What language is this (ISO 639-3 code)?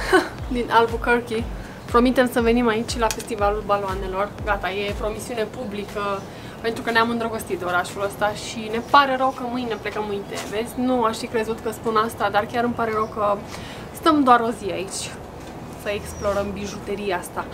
ron